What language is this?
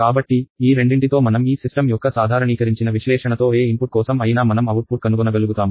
Telugu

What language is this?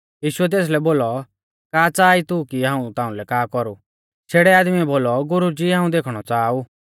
Mahasu Pahari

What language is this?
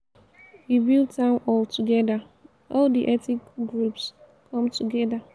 Nigerian Pidgin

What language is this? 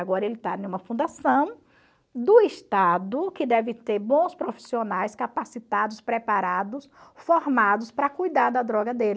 Portuguese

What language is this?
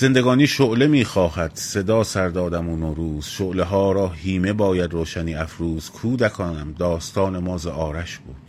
Persian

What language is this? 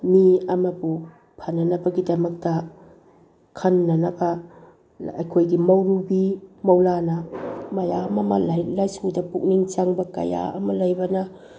Manipuri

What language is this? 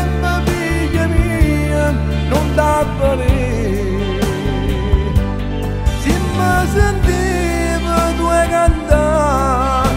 Romanian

